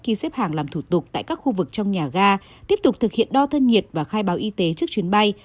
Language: Vietnamese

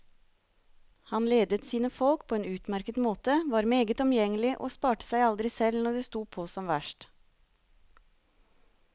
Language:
Norwegian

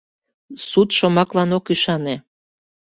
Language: Mari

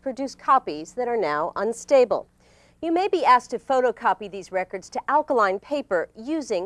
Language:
English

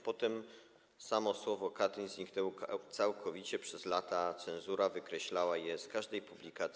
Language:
Polish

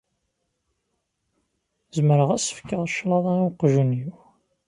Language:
Kabyle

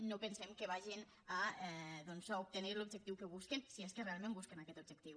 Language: Catalan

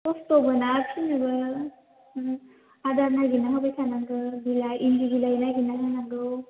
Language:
Bodo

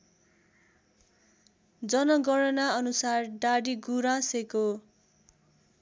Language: Nepali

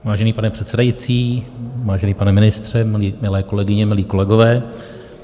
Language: Czech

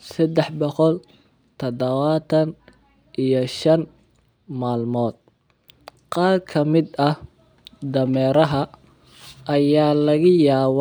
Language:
Somali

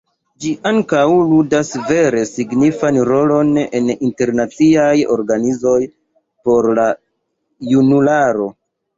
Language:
Esperanto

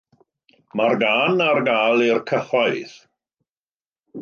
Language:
Welsh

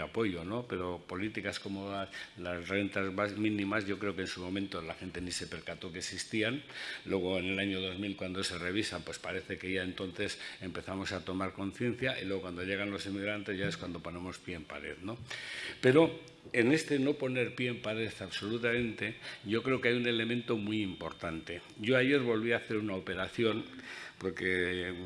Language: Spanish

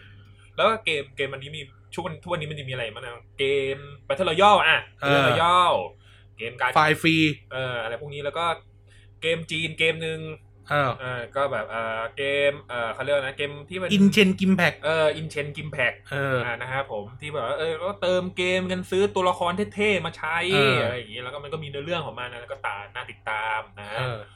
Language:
Thai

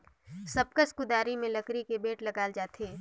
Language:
Chhattisgarhi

